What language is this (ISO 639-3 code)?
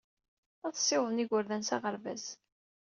kab